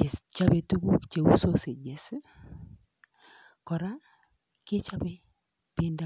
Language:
Kalenjin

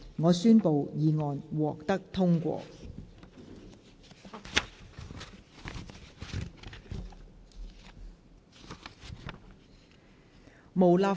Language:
Cantonese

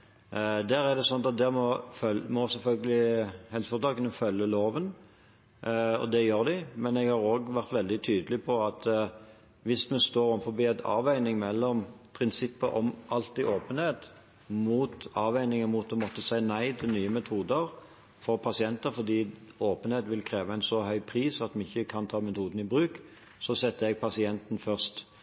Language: Norwegian Bokmål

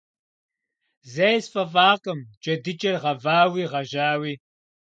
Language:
Kabardian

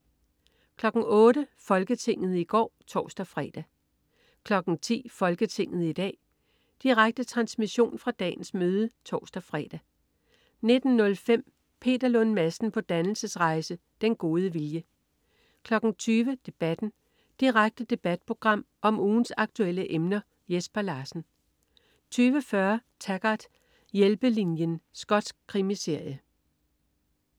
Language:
Danish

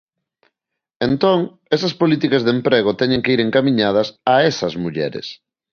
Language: Galician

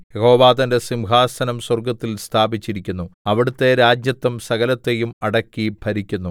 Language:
Malayalam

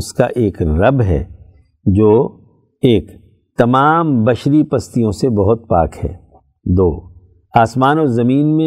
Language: Urdu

